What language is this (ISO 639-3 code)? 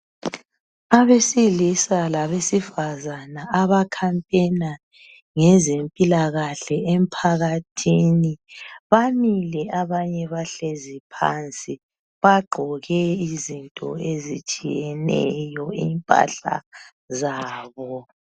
nde